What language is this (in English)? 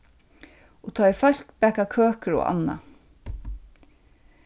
Faroese